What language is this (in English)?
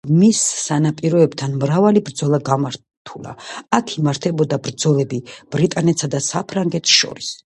Georgian